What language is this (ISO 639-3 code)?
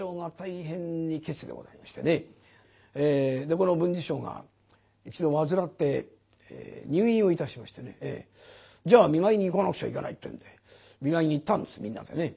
jpn